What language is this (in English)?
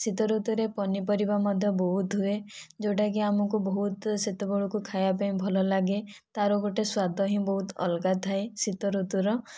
Odia